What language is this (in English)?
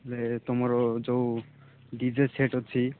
Odia